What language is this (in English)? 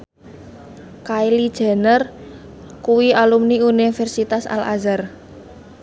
Javanese